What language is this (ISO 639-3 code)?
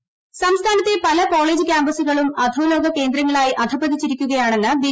mal